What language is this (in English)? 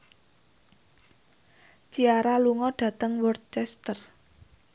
Javanese